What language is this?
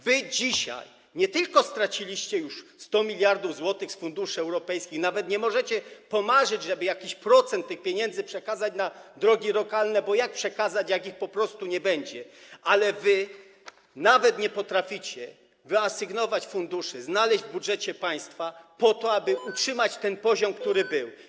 Polish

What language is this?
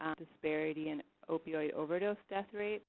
English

